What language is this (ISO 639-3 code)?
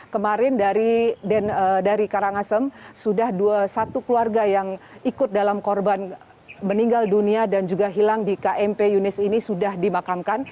ind